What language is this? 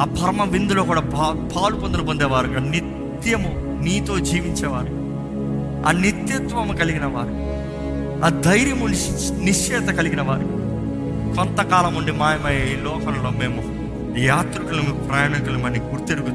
Telugu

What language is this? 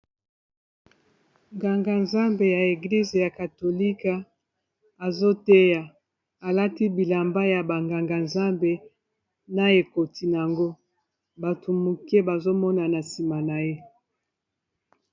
Lingala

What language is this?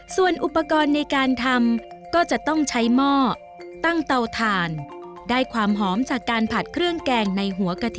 Thai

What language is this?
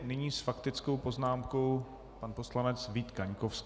Czech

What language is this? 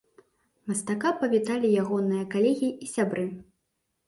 Belarusian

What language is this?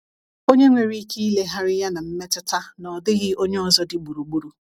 Igbo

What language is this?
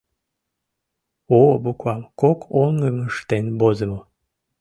Mari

